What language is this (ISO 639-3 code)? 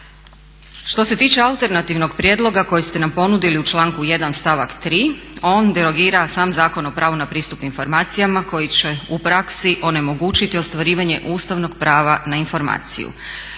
hrv